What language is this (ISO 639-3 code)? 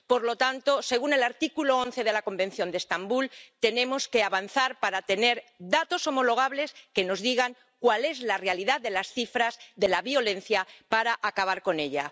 spa